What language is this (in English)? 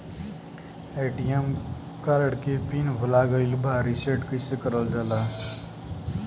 Bhojpuri